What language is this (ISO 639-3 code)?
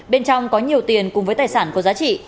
vie